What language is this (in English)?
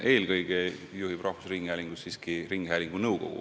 Estonian